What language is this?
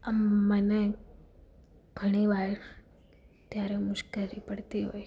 Gujarati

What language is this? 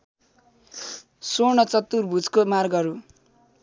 Nepali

